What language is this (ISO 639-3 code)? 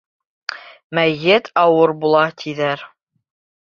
bak